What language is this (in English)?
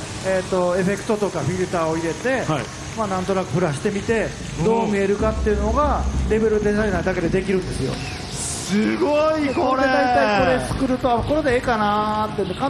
Japanese